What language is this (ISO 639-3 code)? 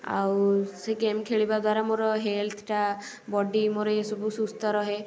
ori